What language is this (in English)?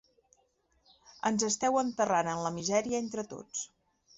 Catalan